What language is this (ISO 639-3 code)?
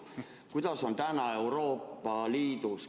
est